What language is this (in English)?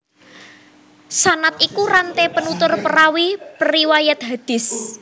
Javanese